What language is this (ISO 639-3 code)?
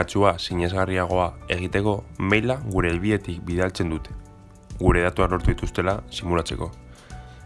eus